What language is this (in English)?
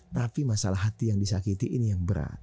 Indonesian